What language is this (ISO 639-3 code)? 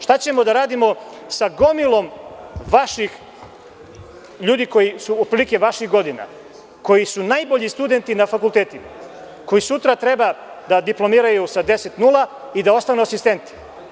srp